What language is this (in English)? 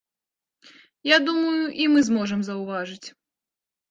Belarusian